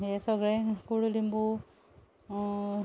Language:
Konkani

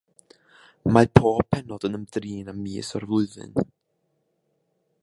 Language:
Welsh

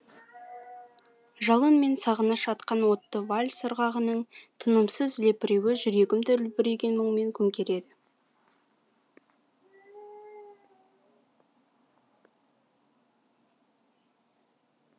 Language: Kazakh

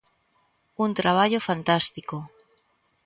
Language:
Galician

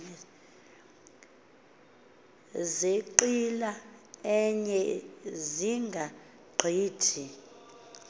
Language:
Xhosa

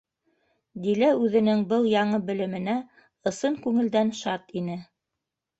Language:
Bashkir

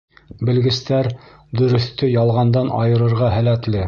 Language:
Bashkir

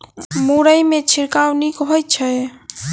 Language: Maithili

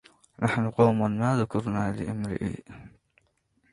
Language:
Arabic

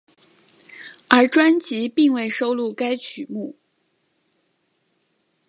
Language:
Chinese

